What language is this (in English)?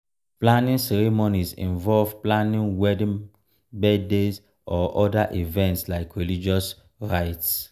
Nigerian Pidgin